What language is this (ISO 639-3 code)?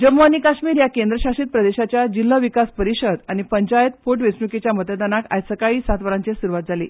kok